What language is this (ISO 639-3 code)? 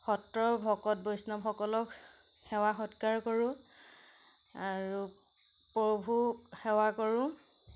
asm